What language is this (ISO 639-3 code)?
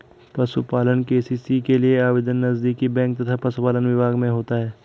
hin